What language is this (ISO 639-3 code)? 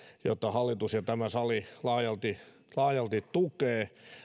fin